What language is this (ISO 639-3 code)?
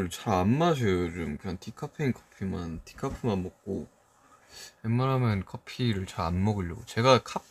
kor